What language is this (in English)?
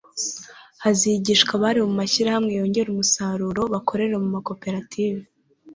Kinyarwanda